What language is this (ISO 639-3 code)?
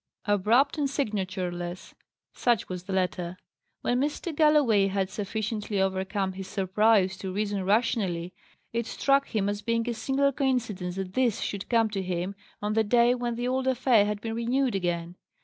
eng